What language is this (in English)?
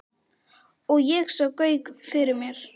Icelandic